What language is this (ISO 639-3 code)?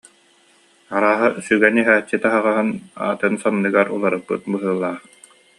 sah